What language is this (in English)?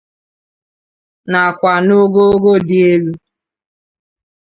Igbo